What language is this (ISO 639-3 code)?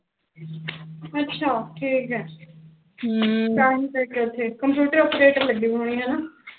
pan